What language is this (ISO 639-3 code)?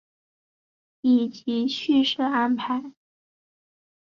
zho